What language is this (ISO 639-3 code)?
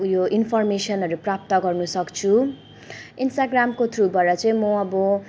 nep